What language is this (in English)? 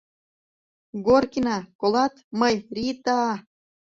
Mari